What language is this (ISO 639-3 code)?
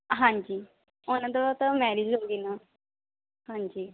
pan